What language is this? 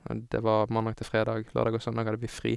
Norwegian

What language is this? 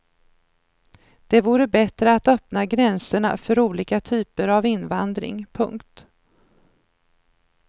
Swedish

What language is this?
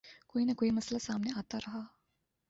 Urdu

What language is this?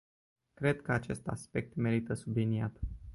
Romanian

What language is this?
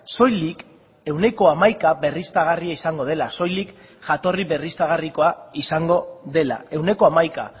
Basque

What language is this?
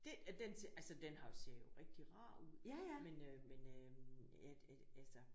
Danish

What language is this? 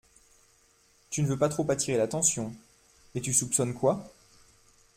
French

